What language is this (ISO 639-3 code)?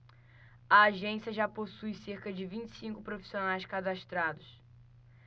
por